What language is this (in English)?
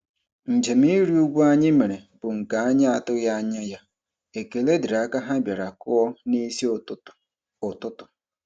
Igbo